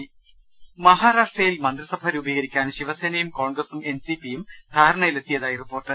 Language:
Malayalam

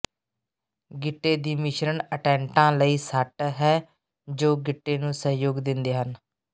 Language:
Punjabi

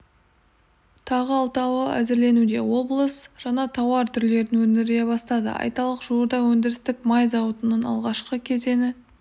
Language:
Kazakh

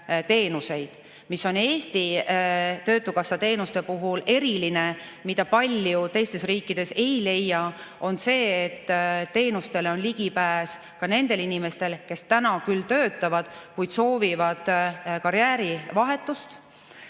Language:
Estonian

